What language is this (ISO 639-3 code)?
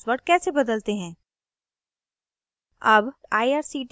hin